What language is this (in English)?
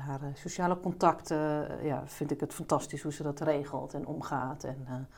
Dutch